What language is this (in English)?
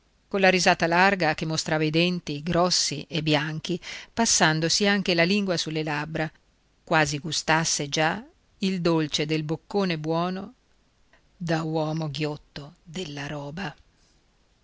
Italian